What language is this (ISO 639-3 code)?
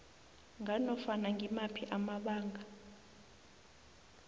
nbl